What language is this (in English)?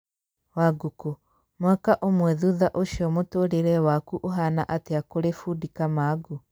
Kikuyu